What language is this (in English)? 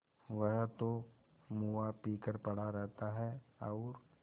Hindi